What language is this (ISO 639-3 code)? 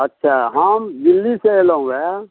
mai